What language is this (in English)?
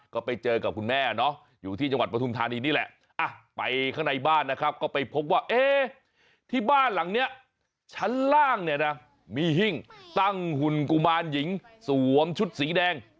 Thai